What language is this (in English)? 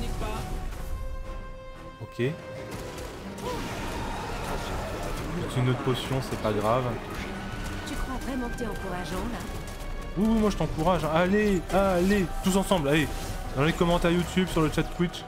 French